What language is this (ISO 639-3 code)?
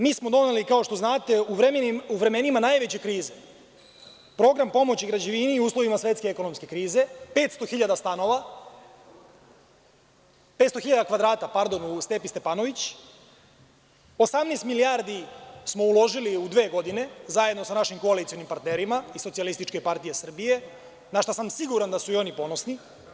srp